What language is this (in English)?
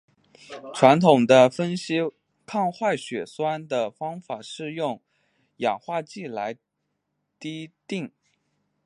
Chinese